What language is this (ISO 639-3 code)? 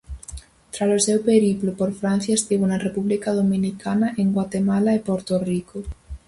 glg